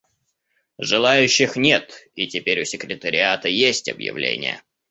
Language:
Russian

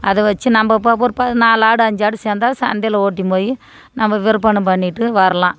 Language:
Tamil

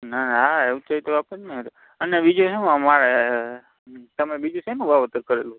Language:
Gujarati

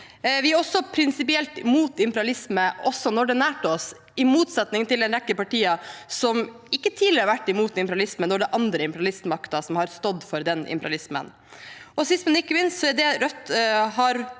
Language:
Norwegian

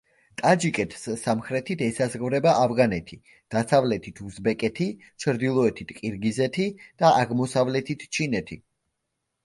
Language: Georgian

